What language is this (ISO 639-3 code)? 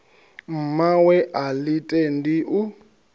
ven